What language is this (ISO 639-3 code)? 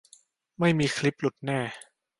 tha